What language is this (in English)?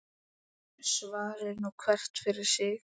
Icelandic